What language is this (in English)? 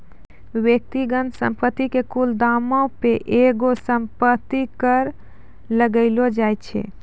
Maithili